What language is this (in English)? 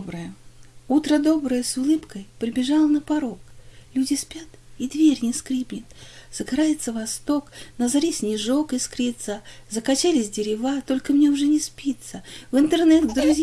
Russian